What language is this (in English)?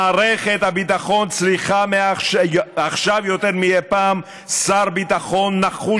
Hebrew